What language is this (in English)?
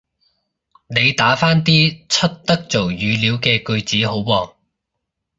Cantonese